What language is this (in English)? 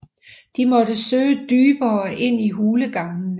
Danish